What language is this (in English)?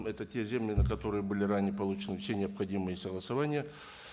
Kazakh